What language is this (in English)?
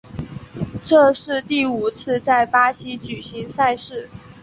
Chinese